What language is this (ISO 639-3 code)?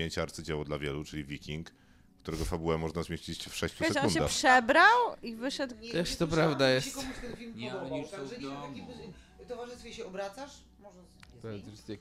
pol